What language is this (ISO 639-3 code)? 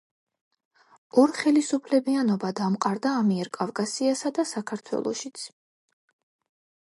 kat